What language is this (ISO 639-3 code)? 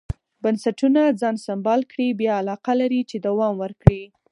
pus